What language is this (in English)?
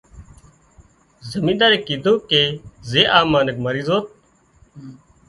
Wadiyara Koli